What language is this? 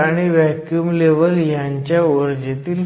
Marathi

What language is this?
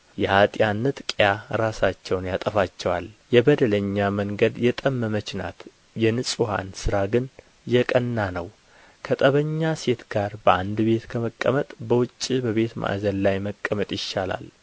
Amharic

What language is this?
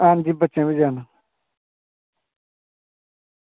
Dogri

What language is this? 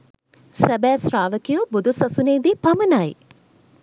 Sinhala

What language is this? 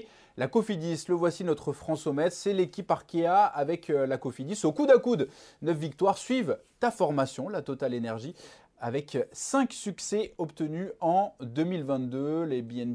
French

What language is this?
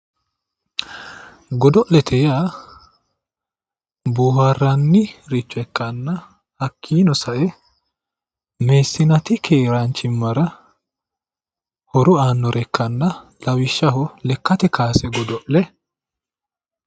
Sidamo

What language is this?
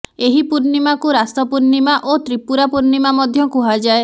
Odia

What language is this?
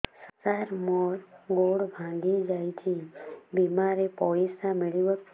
Odia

